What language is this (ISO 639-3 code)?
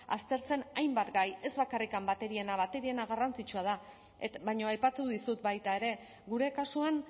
eus